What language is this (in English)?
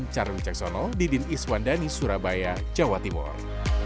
Indonesian